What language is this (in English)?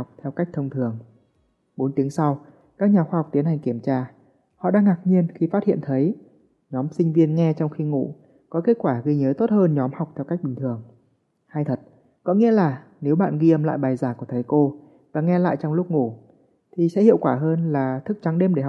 Vietnamese